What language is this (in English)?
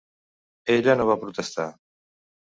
Catalan